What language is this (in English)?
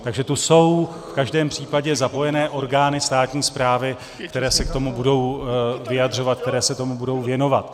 Czech